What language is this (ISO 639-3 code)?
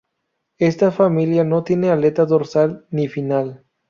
spa